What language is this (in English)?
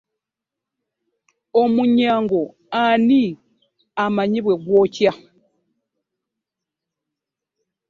Ganda